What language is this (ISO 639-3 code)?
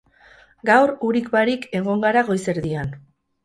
eus